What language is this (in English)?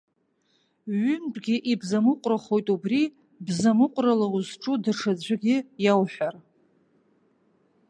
Abkhazian